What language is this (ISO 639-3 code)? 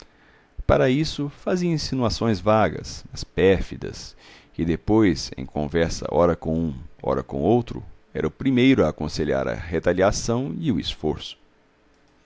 por